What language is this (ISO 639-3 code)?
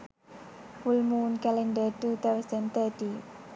sin